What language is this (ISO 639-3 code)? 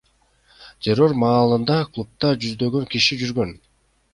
kir